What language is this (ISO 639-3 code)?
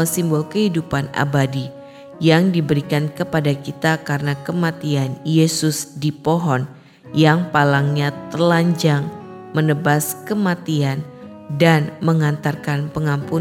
ind